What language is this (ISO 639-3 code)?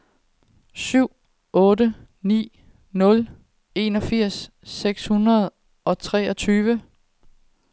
dan